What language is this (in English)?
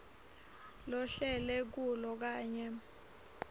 Swati